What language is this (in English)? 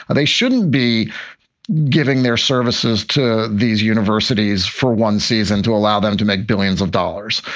English